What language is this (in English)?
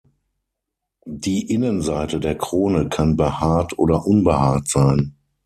German